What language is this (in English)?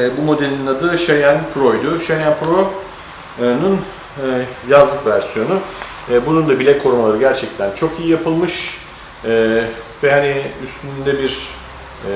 Turkish